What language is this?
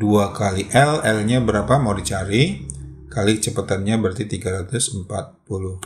Indonesian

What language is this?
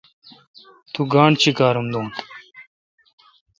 Kalkoti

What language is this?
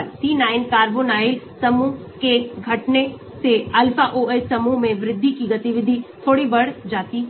Hindi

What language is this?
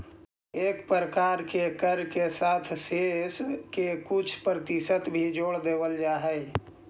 Magahi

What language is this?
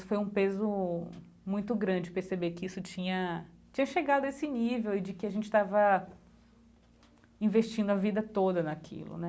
Portuguese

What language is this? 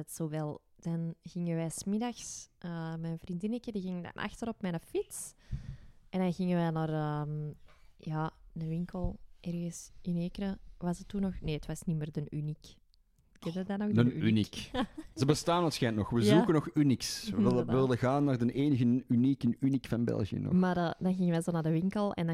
Dutch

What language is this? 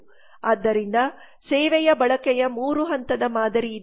Kannada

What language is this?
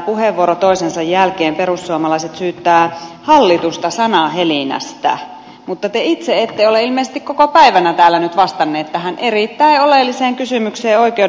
Finnish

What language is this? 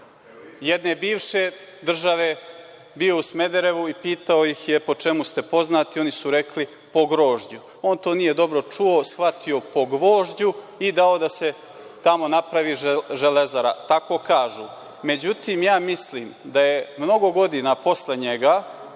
Serbian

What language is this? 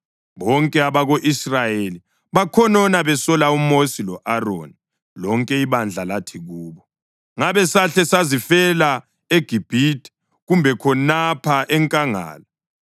North Ndebele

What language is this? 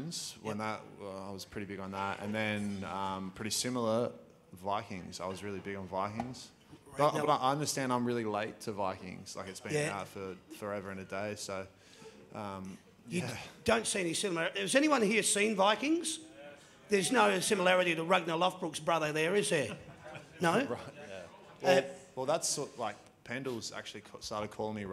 English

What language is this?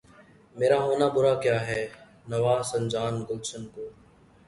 Urdu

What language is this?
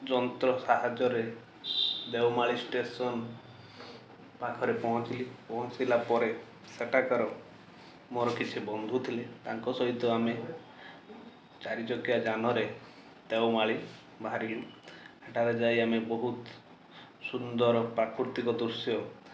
Odia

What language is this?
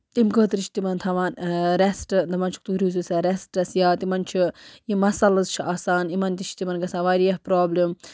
Kashmiri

